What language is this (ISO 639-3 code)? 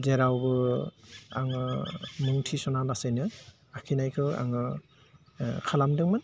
brx